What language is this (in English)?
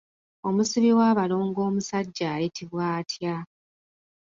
Ganda